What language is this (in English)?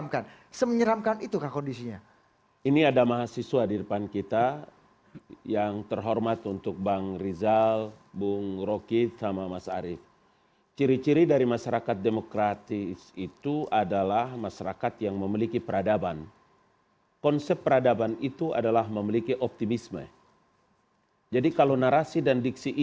Indonesian